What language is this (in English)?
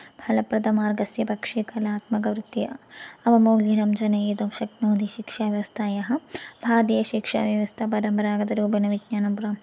Sanskrit